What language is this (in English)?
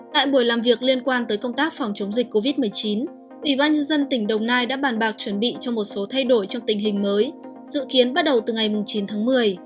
Vietnamese